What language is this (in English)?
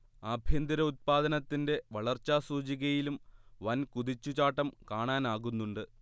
Malayalam